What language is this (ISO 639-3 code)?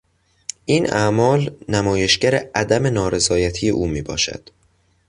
fas